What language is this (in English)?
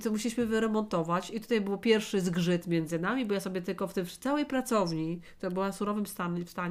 Polish